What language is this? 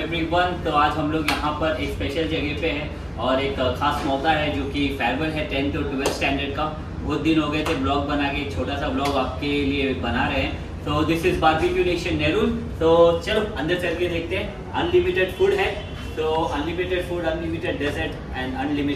Hindi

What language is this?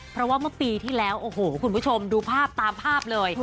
Thai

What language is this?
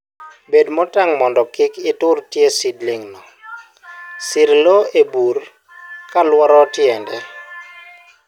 Luo (Kenya and Tanzania)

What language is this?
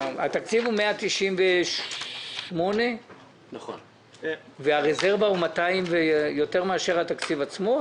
Hebrew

